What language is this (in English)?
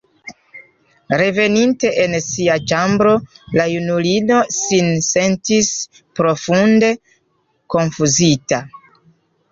Esperanto